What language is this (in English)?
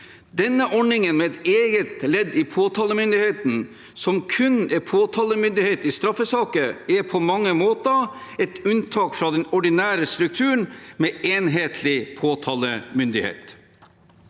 Norwegian